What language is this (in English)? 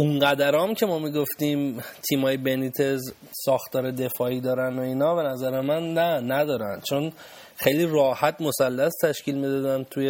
Persian